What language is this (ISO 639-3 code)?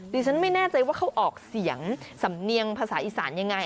tha